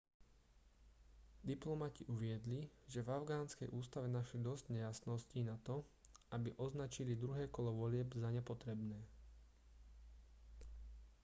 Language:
Slovak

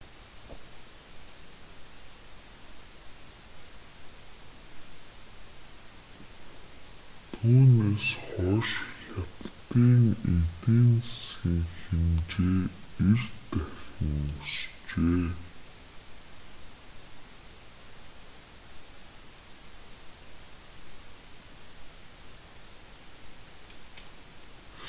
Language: Mongolian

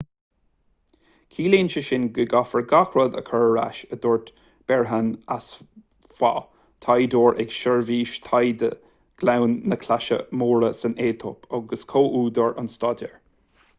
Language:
Irish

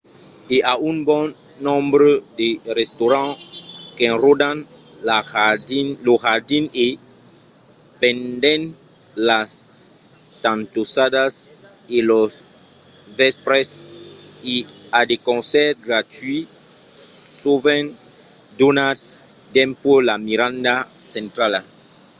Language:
Occitan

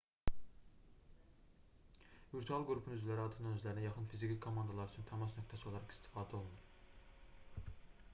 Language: Azerbaijani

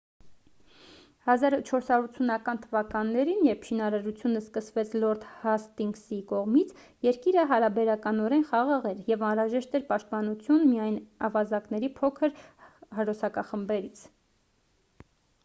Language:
Armenian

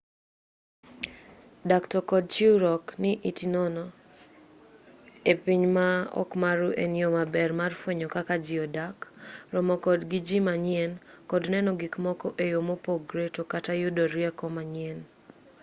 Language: Luo (Kenya and Tanzania)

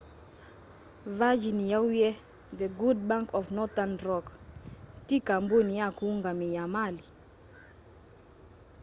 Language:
Kamba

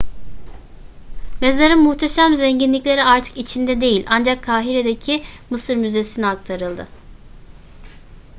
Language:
Turkish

